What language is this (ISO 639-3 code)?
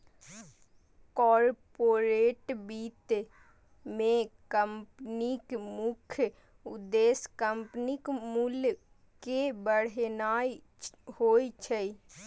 mai